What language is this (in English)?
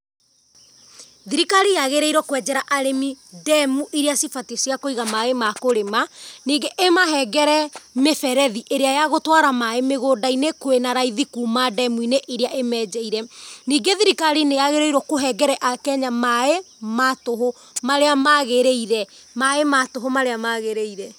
Kikuyu